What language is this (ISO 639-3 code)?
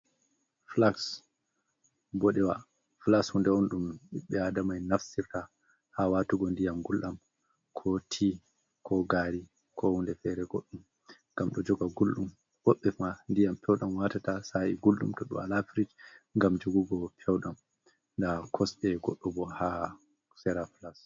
ful